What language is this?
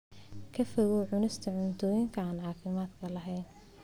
Somali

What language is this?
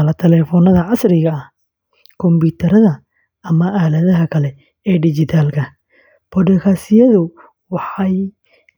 Somali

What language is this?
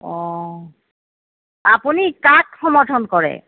Assamese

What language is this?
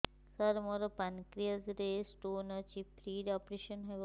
Odia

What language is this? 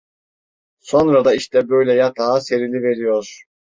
Turkish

